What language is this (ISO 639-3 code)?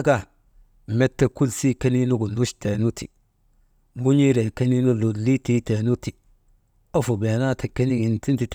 mde